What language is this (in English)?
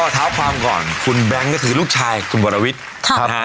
Thai